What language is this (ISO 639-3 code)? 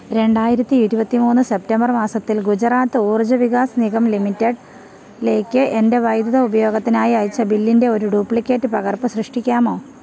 mal